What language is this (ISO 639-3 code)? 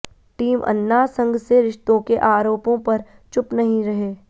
hin